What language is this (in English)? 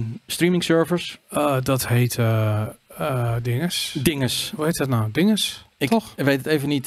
Dutch